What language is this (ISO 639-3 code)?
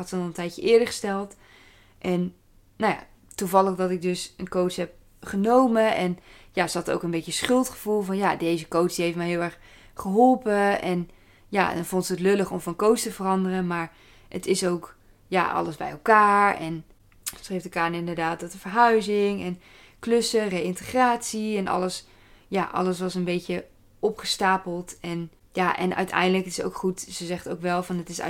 nld